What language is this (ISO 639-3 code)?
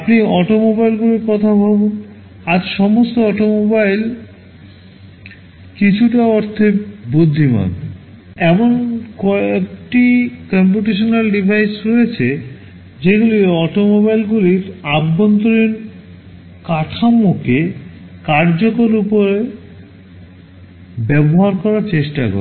ben